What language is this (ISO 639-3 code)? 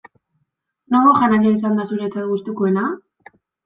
eus